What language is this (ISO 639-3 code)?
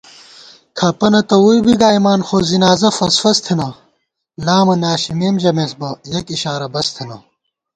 gwt